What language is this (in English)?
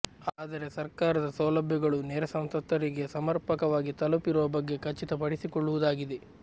Kannada